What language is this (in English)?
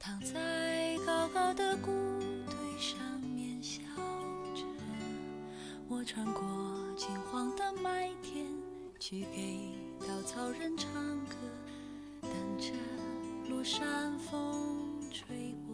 Chinese